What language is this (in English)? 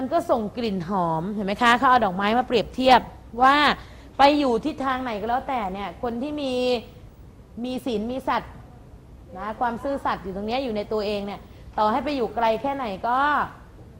Thai